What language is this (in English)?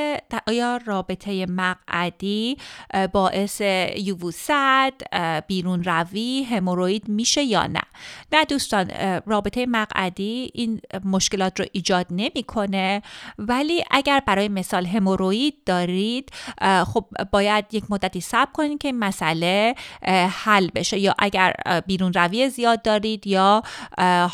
Persian